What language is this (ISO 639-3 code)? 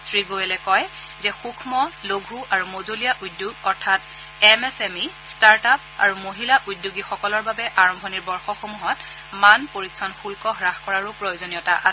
asm